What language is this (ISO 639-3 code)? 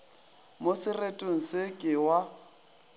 nso